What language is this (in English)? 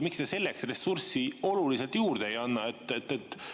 Estonian